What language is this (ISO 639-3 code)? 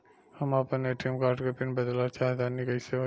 bho